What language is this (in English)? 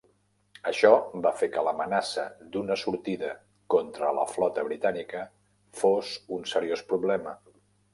Catalan